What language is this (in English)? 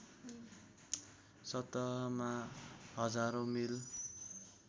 Nepali